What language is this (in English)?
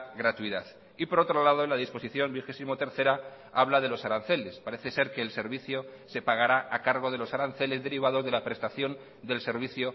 Spanish